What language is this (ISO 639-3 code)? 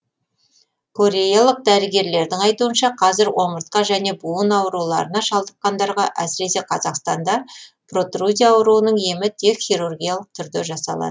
kaz